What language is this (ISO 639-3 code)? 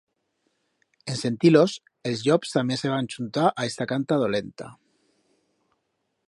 arg